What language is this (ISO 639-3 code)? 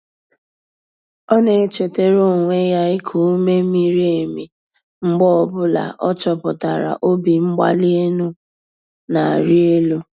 ibo